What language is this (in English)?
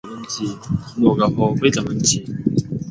Chinese